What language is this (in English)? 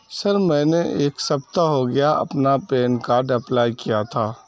Urdu